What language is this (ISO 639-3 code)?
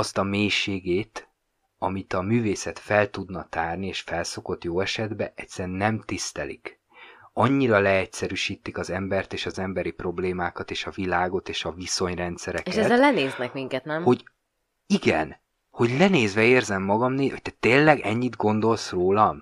hun